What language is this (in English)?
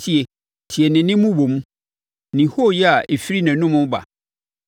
Akan